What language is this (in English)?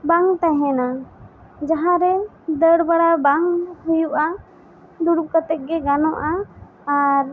Santali